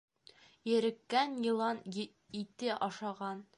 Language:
Bashkir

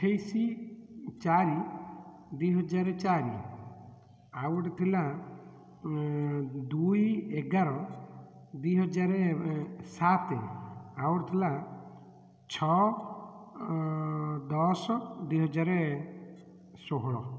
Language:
Odia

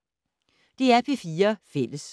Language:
Danish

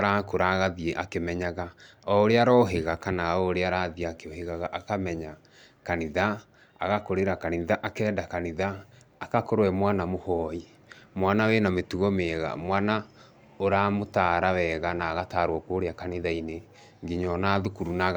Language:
Kikuyu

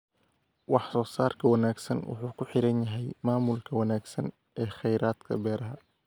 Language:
Somali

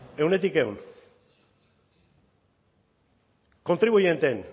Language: Basque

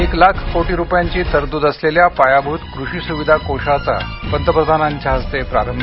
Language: Marathi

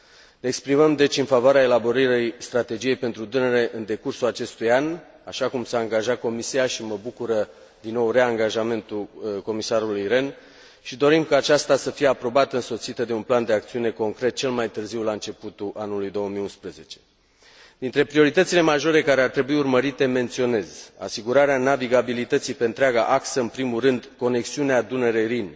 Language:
Romanian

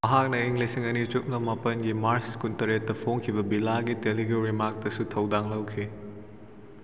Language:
Manipuri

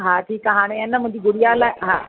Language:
Sindhi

